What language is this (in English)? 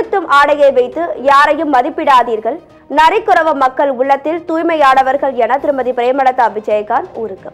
Romanian